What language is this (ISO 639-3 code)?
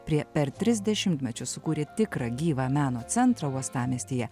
lit